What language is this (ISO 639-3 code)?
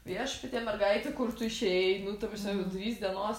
lit